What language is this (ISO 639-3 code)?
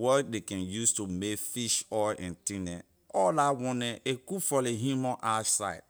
lir